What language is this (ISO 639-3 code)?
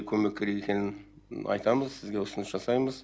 kaz